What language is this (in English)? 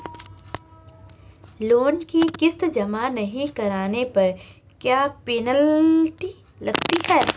Hindi